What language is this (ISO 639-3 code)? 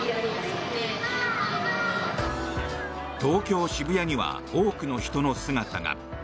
jpn